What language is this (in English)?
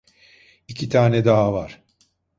Turkish